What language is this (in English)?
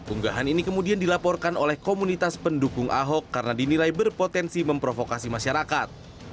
Indonesian